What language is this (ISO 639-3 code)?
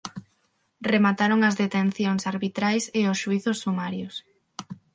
glg